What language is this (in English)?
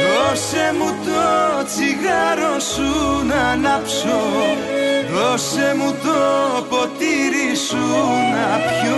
Greek